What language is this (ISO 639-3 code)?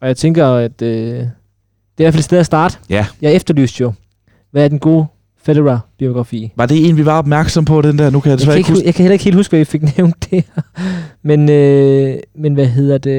dan